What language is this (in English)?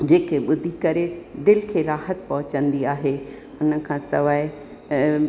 Sindhi